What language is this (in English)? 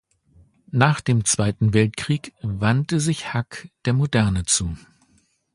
German